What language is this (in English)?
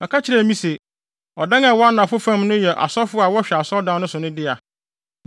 Akan